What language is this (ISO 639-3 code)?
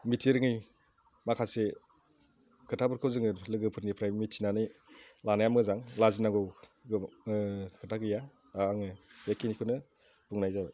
brx